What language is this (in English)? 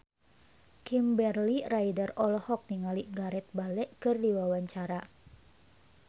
Sundanese